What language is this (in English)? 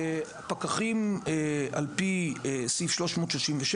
Hebrew